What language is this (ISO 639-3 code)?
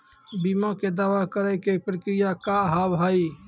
mai